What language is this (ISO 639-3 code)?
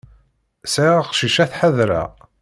kab